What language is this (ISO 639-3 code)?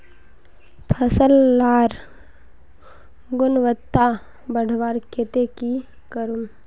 mag